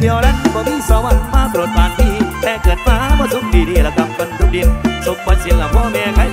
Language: Thai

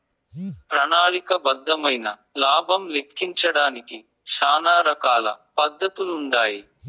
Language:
Telugu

